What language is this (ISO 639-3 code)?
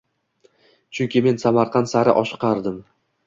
uzb